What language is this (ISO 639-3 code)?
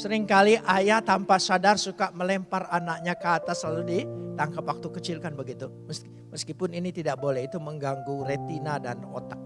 ind